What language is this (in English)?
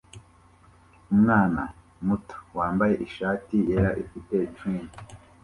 Kinyarwanda